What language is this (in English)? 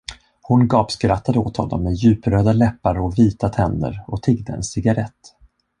Swedish